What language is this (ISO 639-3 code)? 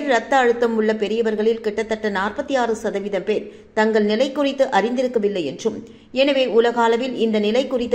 tam